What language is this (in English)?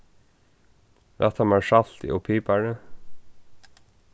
Faroese